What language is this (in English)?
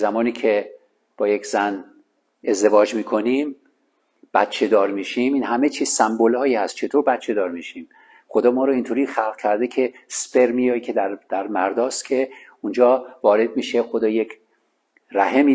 Persian